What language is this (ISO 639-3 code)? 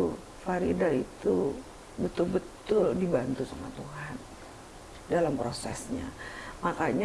ind